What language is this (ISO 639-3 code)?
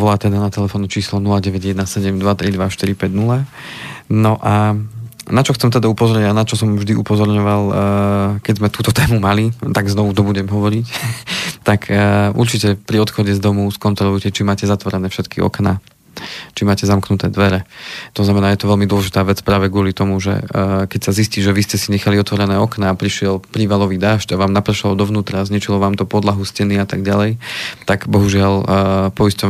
slk